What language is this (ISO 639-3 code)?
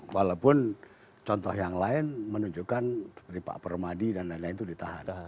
ind